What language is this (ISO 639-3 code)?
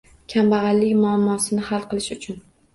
uzb